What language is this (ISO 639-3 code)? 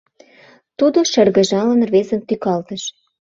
chm